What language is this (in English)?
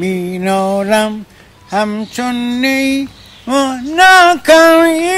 Persian